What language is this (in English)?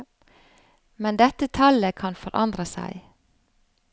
Norwegian